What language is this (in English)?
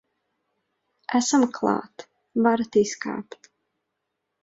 Latvian